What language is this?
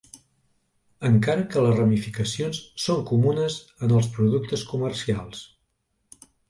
Catalan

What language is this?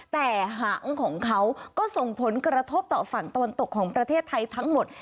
Thai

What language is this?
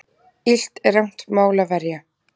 Icelandic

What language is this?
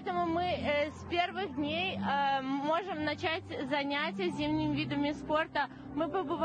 Russian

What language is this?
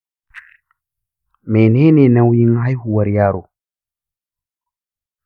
Hausa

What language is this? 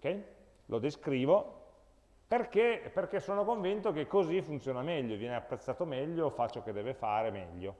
Italian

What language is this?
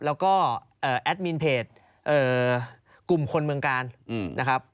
Thai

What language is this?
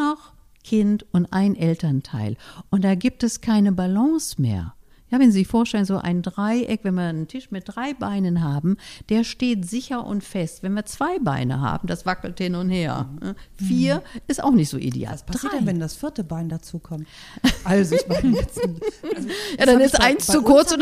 German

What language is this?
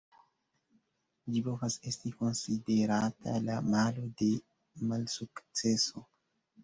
Esperanto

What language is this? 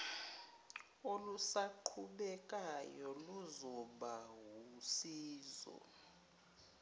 Zulu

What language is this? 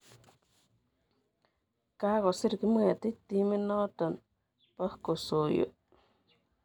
Kalenjin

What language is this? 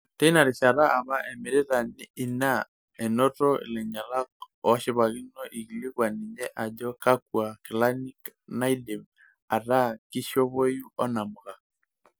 Masai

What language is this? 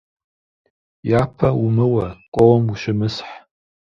Kabardian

